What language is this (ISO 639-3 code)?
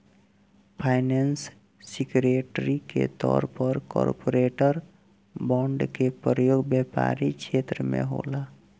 bho